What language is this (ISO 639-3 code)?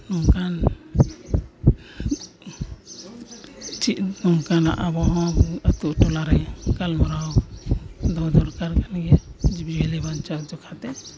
sat